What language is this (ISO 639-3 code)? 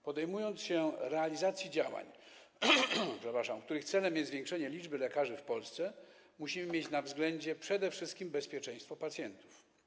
pol